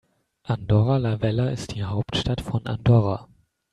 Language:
German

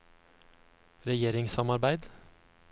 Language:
Norwegian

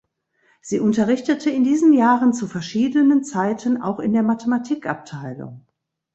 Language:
German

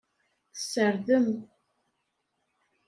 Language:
Kabyle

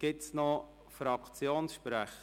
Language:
Swiss German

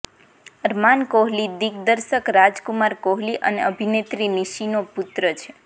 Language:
Gujarati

